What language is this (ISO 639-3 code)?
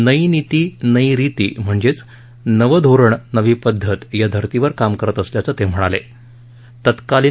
mar